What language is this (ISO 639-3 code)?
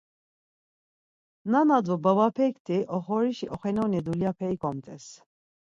lzz